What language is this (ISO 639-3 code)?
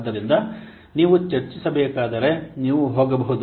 kan